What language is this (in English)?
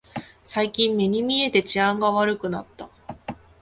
Japanese